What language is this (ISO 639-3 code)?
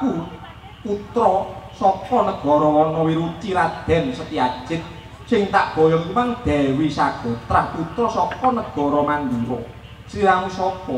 ind